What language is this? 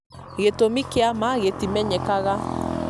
Kikuyu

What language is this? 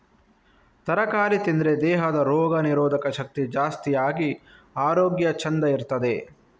Kannada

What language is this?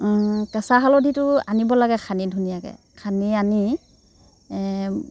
Assamese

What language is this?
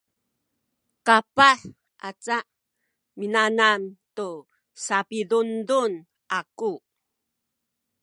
Sakizaya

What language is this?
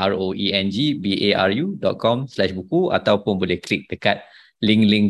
Malay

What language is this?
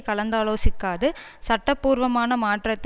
Tamil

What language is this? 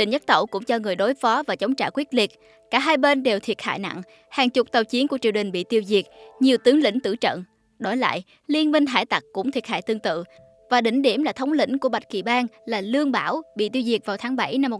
Vietnamese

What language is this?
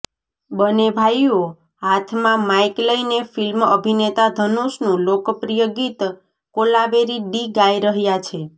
Gujarati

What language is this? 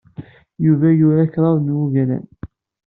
Kabyle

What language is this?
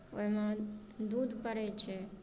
Maithili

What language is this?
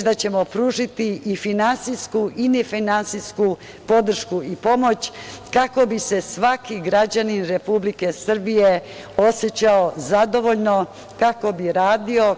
Serbian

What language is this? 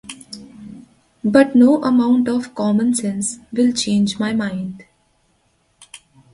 English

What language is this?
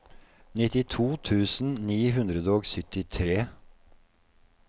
Norwegian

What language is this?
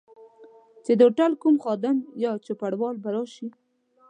Pashto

